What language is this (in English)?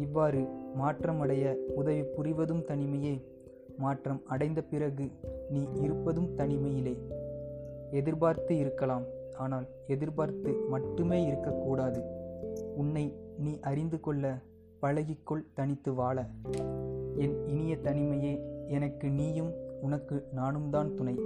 Tamil